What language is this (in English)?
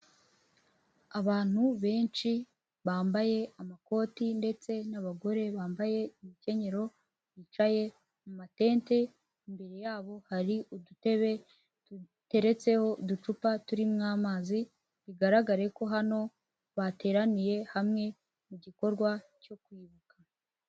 Kinyarwanda